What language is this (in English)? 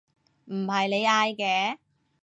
Cantonese